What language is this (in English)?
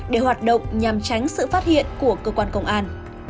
Vietnamese